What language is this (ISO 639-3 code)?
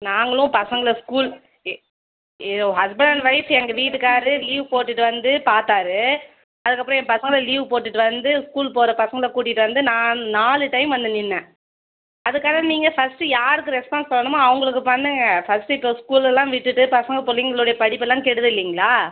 tam